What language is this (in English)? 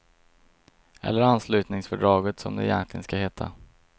Swedish